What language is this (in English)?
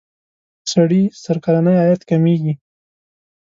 Pashto